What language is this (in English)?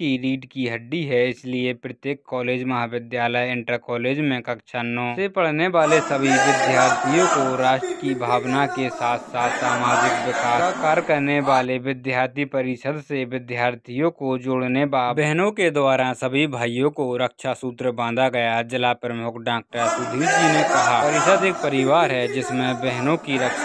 Hindi